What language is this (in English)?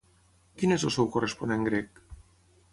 Catalan